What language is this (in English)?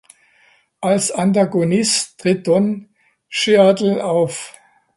German